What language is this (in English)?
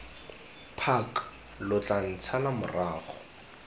Tswana